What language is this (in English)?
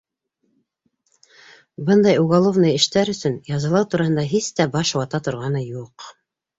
Bashkir